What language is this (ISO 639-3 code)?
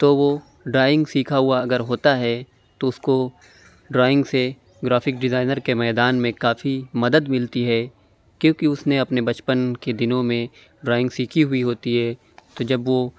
urd